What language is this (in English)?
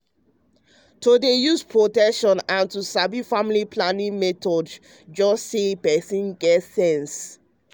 Nigerian Pidgin